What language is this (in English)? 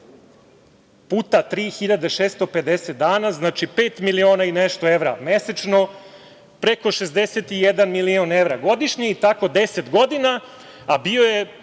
Serbian